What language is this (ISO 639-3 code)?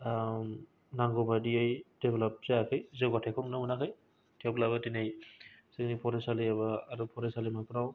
brx